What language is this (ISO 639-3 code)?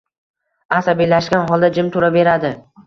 uzb